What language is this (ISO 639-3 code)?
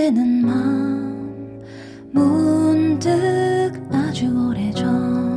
kor